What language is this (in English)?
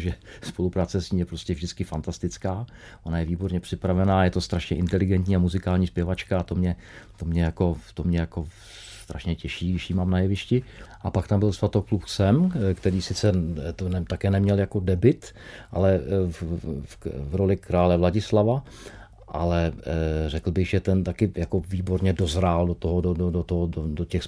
Czech